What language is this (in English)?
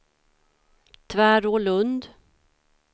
Swedish